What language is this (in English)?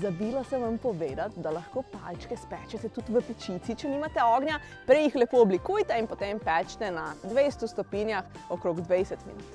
Slovenian